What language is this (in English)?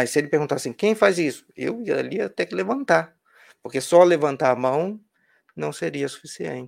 Portuguese